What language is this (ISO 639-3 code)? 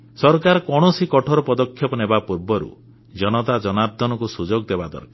ori